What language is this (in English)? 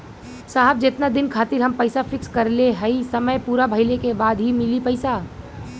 Bhojpuri